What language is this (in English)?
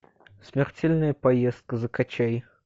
Russian